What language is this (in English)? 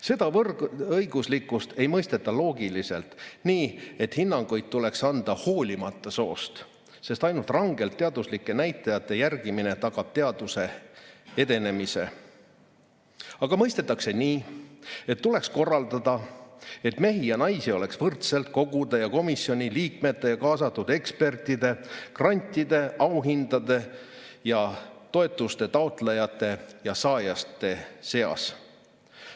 Estonian